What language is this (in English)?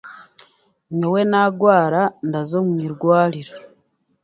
Chiga